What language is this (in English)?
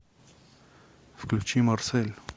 Russian